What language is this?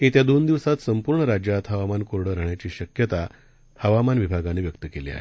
Marathi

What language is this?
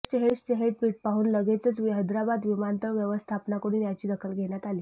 Marathi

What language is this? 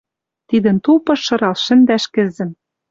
Western Mari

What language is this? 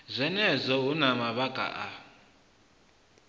Venda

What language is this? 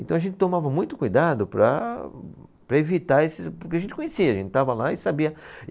Portuguese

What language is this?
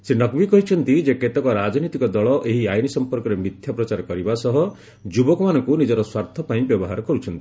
Odia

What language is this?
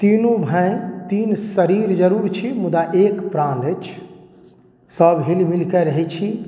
Maithili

